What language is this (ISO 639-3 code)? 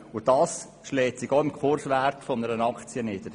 gsw